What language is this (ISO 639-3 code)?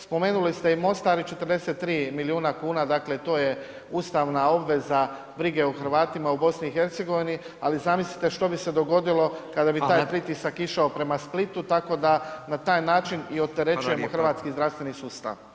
hrv